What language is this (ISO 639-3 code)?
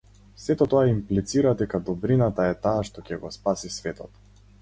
mkd